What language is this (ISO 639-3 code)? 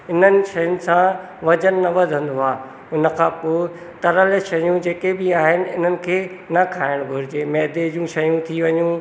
snd